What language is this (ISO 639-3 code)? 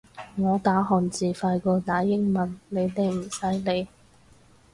yue